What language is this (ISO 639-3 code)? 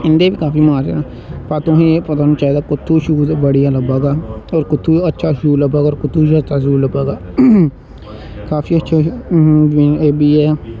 doi